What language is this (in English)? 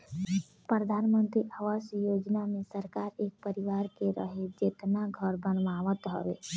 Bhojpuri